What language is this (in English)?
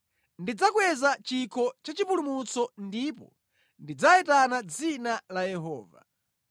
Nyanja